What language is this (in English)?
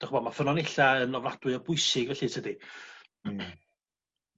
Welsh